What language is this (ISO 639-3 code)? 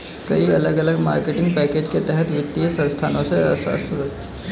hin